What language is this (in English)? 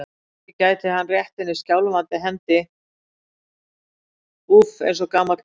Icelandic